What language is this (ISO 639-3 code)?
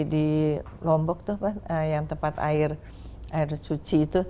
ind